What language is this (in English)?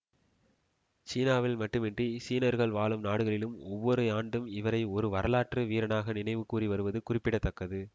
Tamil